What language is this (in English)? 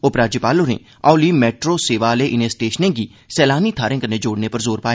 Dogri